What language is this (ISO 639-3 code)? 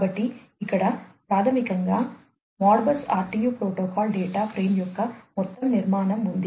tel